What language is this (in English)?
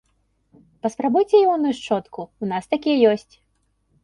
Belarusian